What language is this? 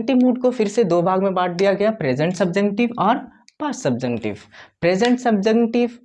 Hindi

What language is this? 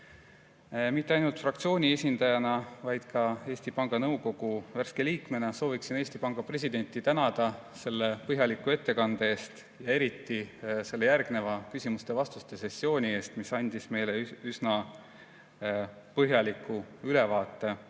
Estonian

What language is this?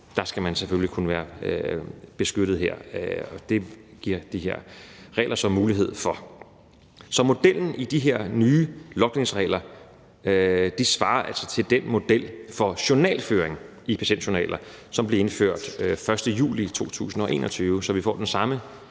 Danish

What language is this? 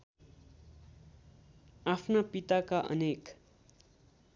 Nepali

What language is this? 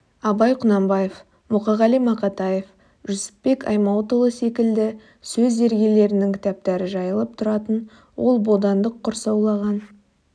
Kazakh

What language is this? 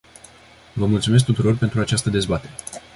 Romanian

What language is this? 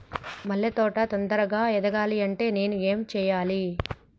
Telugu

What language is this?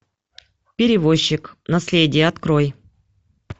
Russian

